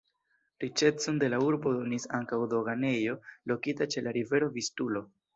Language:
Esperanto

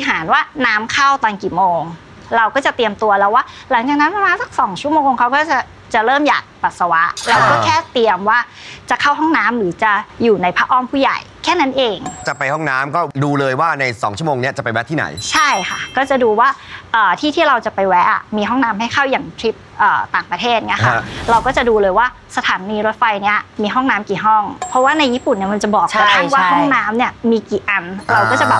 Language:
Thai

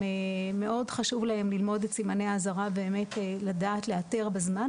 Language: Hebrew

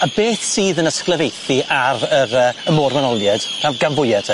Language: Welsh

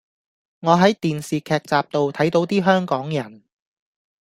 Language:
Cantonese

